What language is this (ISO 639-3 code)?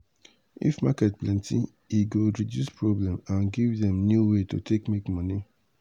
pcm